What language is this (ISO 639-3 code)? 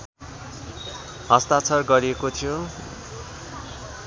nep